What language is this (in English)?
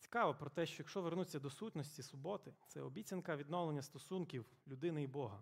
Ukrainian